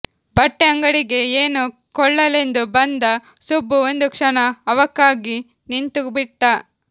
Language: Kannada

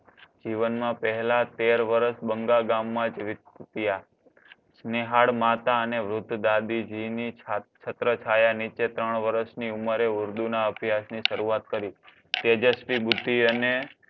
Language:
Gujarati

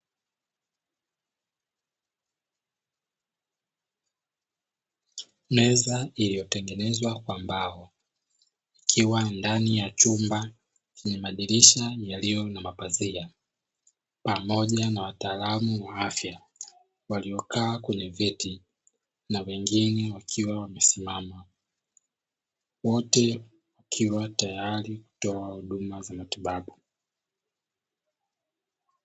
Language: Swahili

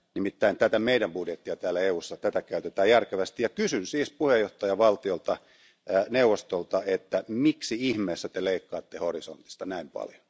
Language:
Finnish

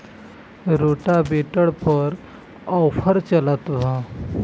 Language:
Bhojpuri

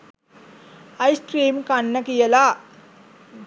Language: Sinhala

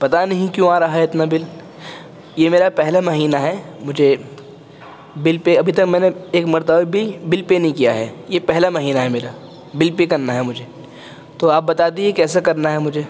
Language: Urdu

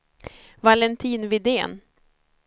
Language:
Swedish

